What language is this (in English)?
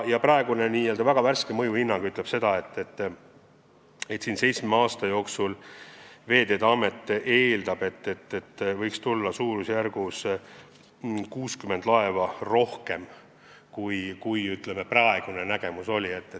Estonian